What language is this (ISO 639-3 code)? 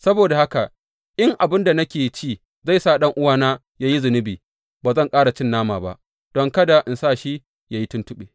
hau